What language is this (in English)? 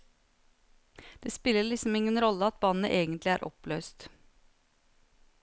Norwegian